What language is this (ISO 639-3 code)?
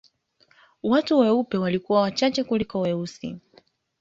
swa